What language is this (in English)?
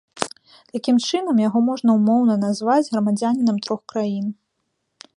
Belarusian